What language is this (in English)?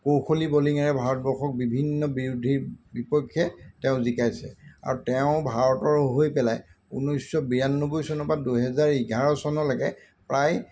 Assamese